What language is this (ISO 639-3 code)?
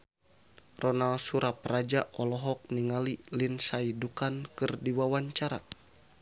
sun